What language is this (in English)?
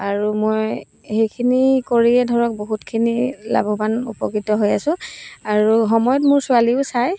Assamese